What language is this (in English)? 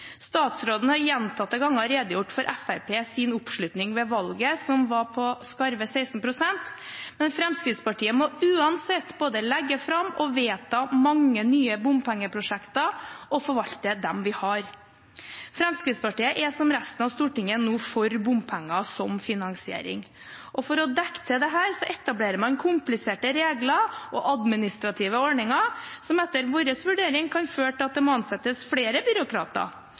Norwegian Bokmål